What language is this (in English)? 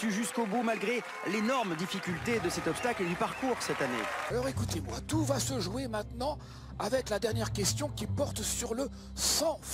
French